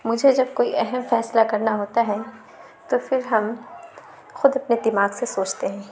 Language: Urdu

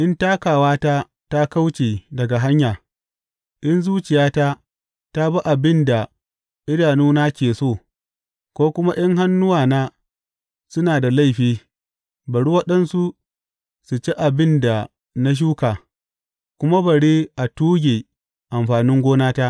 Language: Hausa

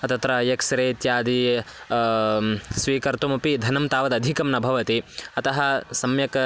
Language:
Sanskrit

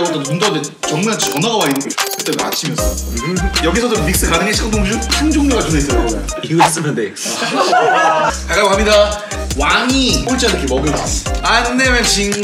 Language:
Korean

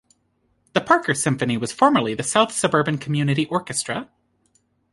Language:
English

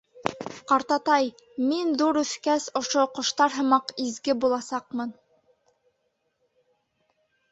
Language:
Bashkir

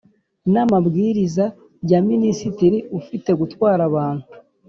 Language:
Kinyarwanda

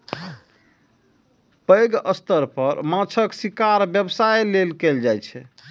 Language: Maithili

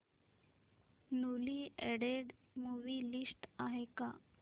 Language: Marathi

